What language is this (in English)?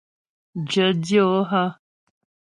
Ghomala